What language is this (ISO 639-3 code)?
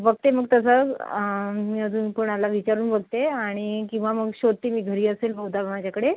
mar